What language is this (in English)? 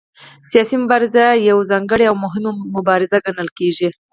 Pashto